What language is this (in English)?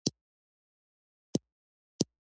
Pashto